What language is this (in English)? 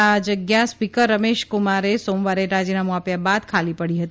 Gujarati